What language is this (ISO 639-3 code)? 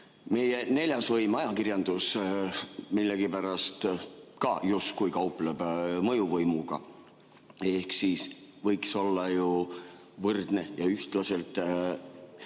est